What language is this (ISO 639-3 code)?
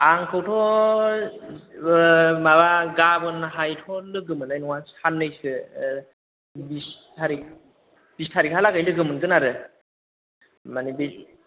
brx